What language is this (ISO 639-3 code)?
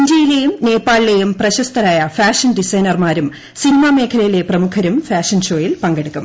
mal